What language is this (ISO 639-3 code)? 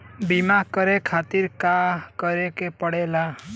bho